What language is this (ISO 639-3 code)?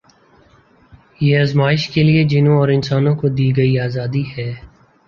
urd